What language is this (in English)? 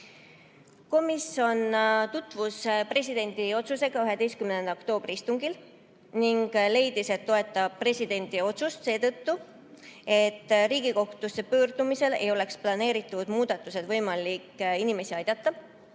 Estonian